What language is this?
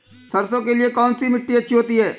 Hindi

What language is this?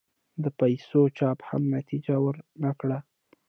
Pashto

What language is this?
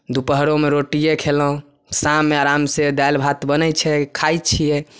Maithili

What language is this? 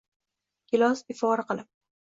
Uzbek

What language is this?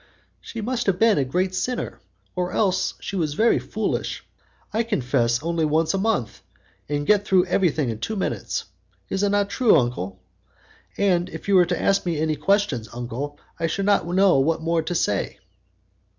English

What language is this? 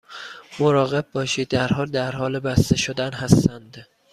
Persian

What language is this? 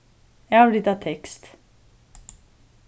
Faroese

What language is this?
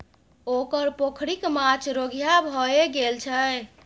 Maithili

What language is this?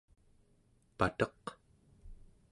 Central Yupik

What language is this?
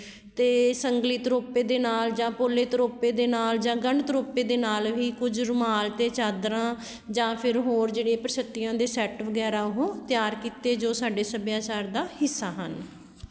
Punjabi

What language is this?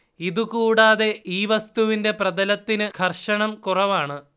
Malayalam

